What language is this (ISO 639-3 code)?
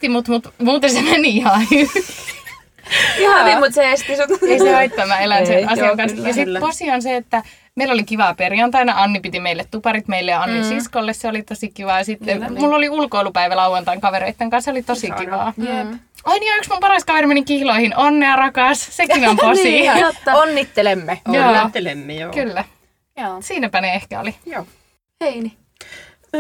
fin